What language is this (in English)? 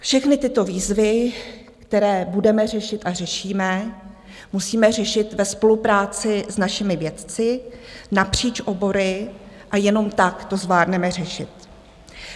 Czech